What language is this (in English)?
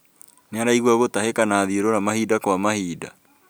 Kikuyu